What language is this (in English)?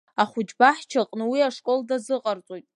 Abkhazian